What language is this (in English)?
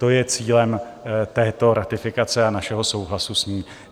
Czech